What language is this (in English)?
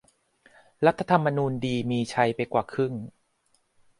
Thai